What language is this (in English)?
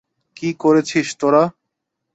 Bangla